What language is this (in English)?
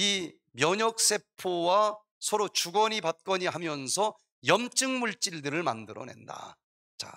Korean